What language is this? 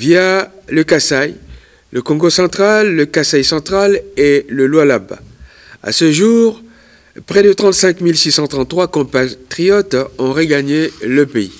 French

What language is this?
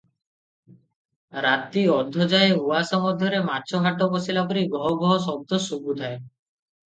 Odia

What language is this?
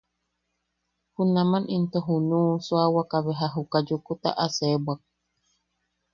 Yaqui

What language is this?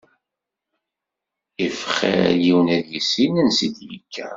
Kabyle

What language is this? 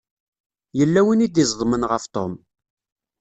Kabyle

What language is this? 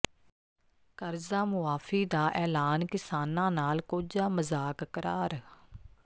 Punjabi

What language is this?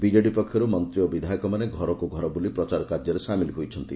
Odia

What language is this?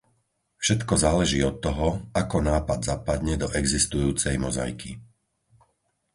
Slovak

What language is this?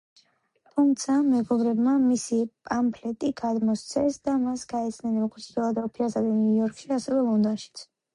Georgian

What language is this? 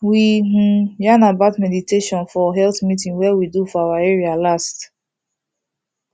Nigerian Pidgin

